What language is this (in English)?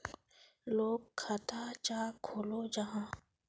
Magahi